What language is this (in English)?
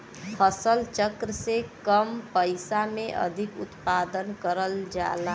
Bhojpuri